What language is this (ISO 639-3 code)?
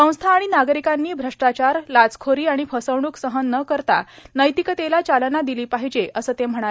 mar